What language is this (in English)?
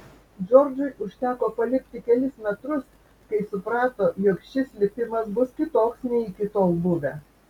Lithuanian